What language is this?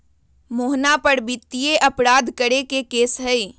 Magahi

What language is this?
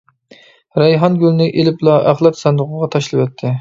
Uyghur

